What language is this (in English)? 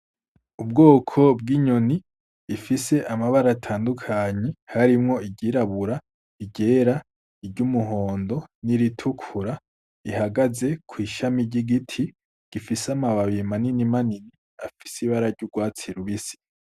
Rundi